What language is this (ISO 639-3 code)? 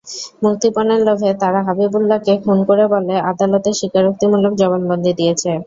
ben